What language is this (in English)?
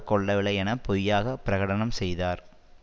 Tamil